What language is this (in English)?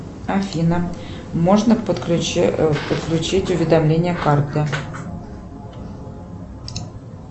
Russian